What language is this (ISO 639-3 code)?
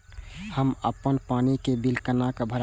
mai